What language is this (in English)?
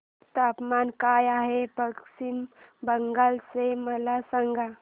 Marathi